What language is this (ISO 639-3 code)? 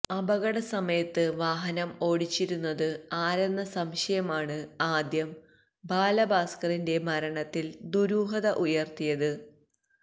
mal